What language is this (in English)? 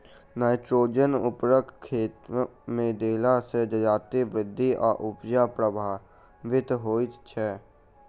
Maithili